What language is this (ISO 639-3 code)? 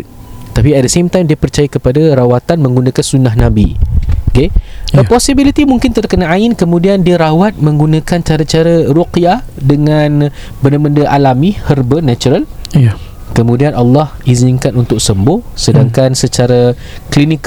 msa